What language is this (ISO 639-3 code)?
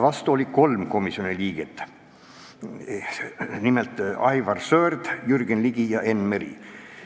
est